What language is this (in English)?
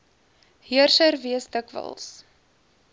Afrikaans